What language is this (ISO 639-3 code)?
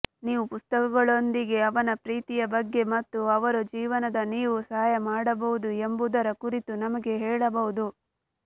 kan